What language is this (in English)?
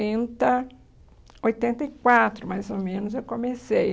Portuguese